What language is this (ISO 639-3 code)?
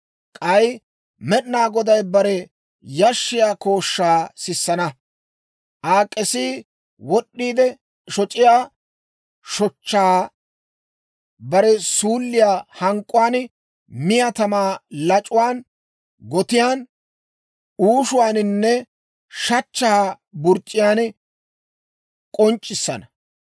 dwr